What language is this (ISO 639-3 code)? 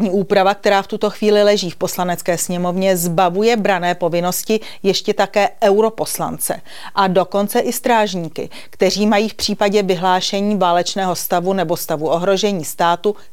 ces